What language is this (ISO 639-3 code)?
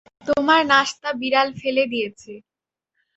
ben